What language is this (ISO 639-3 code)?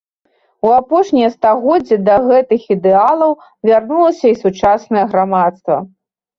bel